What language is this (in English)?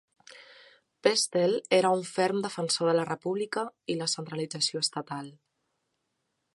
Catalan